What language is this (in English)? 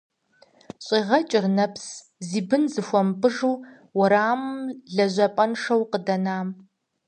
Kabardian